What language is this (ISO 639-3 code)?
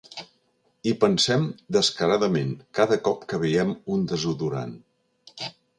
cat